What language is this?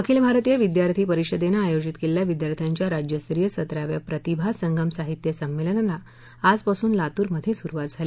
Marathi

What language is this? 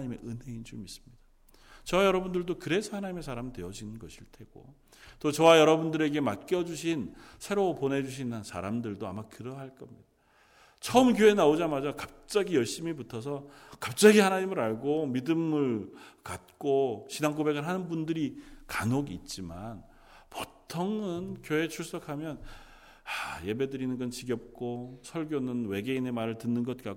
Korean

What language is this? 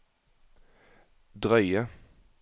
Norwegian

